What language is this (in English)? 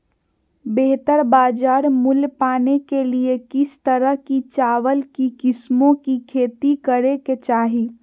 Magahi